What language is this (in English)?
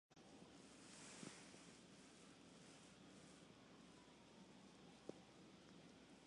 Esperanto